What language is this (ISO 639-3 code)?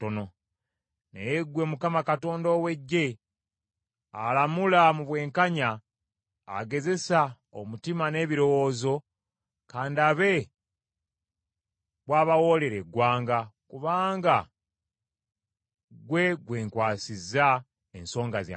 lug